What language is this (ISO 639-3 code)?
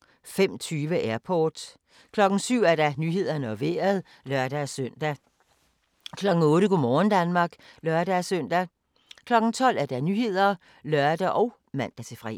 dan